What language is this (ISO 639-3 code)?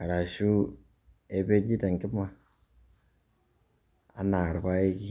mas